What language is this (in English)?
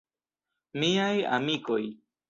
Esperanto